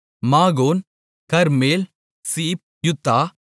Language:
Tamil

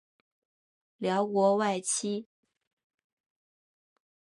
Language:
Chinese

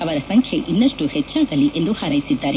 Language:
Kannada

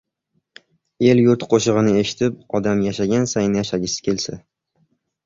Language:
Uzbek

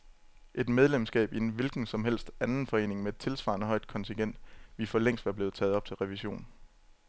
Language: Danish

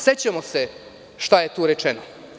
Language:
Serbian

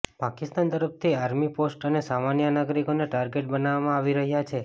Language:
Gujarati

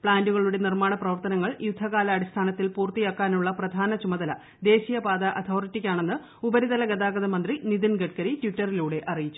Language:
Malayalam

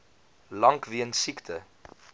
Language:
Afrikaans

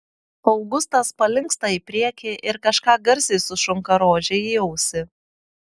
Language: Lithuanian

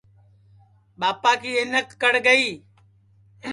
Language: Sansi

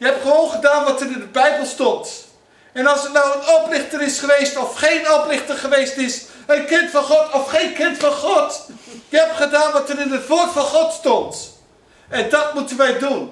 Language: Dutch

